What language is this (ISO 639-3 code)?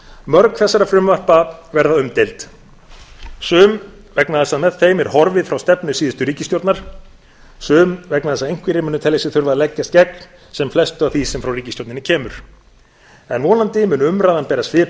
isl